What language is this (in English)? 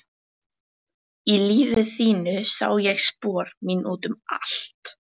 Icelandic